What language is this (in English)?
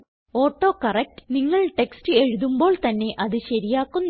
Malayalam